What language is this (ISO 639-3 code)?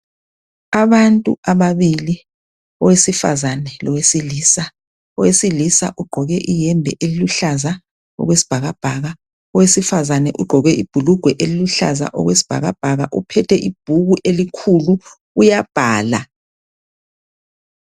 nde